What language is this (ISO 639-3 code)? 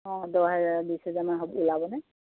asm